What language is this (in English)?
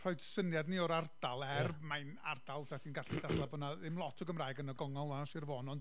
Welsh